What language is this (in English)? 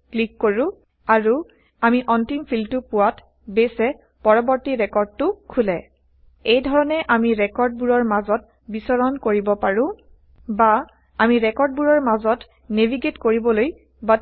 Assamese